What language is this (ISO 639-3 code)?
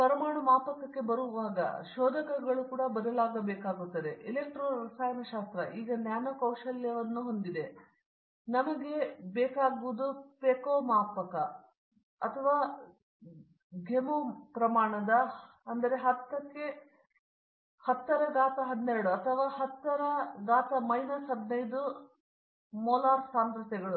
kan